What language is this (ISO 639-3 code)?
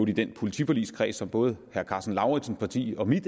dan